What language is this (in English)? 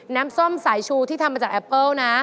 Thai